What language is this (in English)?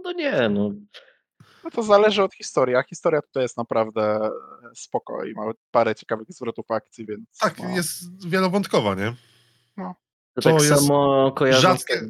Polish